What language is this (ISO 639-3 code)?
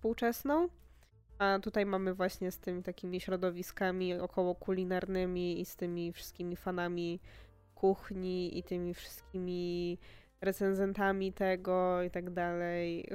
pol